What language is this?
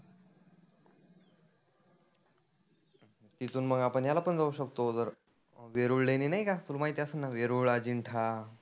Marathi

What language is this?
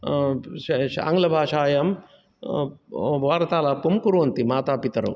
Sanskrit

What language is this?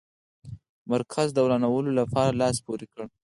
Pashto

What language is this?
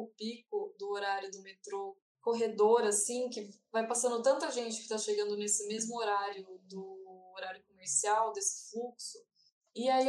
Portuguese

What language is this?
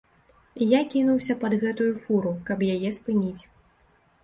Belarusian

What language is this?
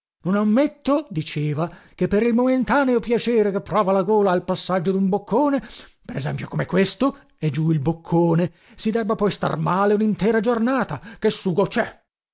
Italian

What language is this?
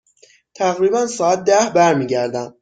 Persian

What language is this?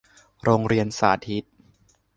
Thai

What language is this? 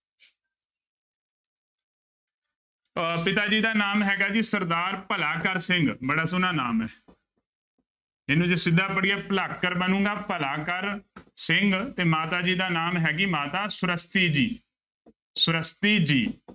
Punjabi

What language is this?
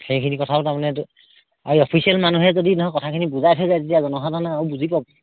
Assamese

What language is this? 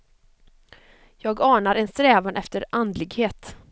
Swedish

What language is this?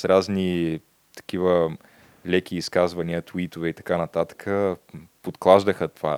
Bulgarian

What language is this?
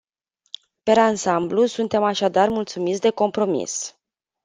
Romanian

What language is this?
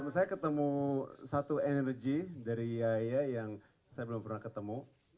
Indonesian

